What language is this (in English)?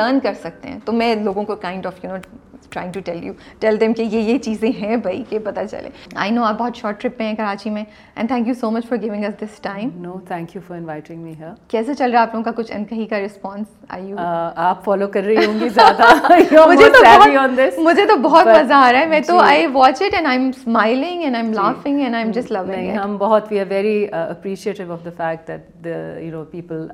Urdu